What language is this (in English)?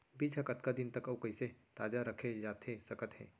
Chhattisgarhi